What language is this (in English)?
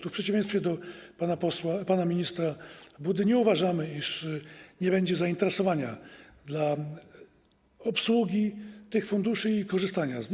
Polish